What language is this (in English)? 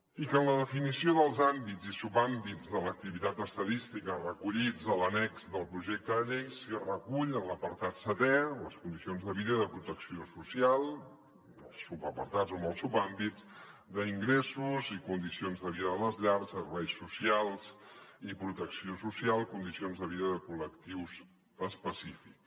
Catalan